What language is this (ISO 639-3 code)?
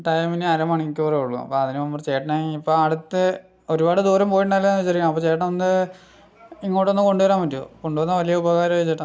mal